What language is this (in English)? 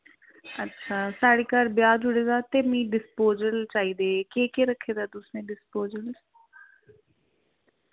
Dogri